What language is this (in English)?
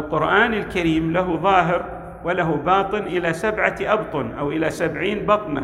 Arabic